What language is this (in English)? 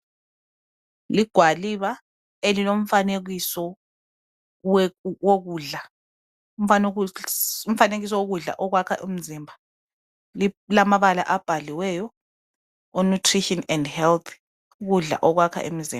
North Ndebele